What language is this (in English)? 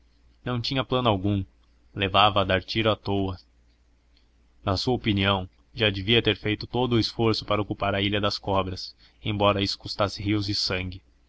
Portuguese